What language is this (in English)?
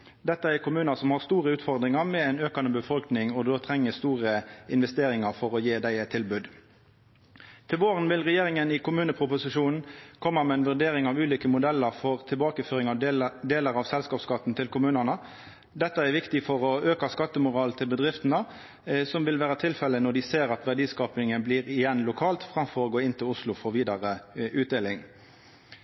Norwegian Nynorsk